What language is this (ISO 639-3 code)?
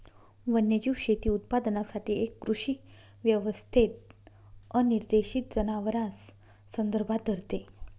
mar